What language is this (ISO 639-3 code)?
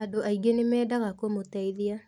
kik